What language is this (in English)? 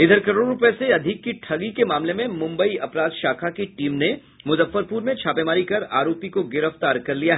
Hindi